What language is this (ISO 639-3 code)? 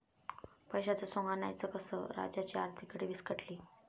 mar